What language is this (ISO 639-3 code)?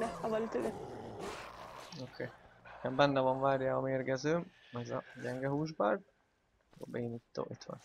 hun